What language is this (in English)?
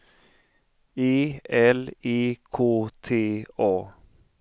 Swedish